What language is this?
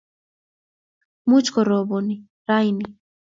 Kalenjin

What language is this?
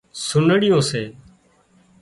Wadiyara Koli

